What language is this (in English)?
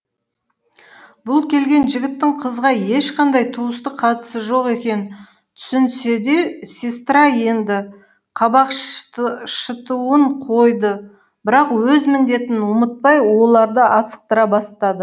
Kazakh